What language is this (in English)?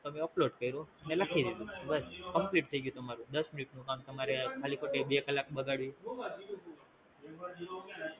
Gujarati